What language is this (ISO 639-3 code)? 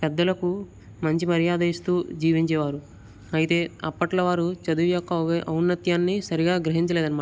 tel